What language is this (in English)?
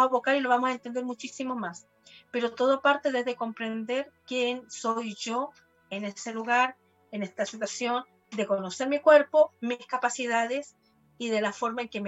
Spanish